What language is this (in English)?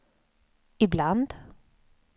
Swedish